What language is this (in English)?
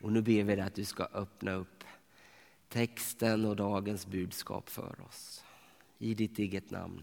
Swedish